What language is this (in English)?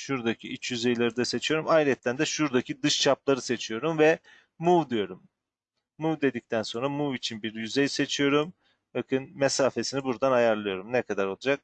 Turkish